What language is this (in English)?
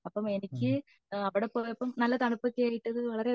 Malayalam